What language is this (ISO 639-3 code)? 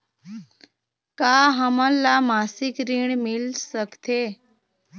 hne